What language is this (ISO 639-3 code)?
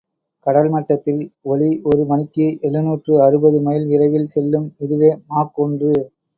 tam